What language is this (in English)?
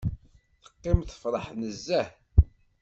Kabyle